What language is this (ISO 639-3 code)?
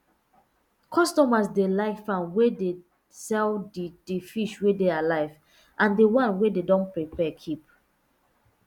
pcm